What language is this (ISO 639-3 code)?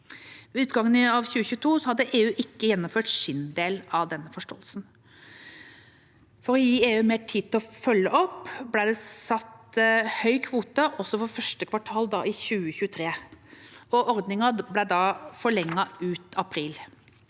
nor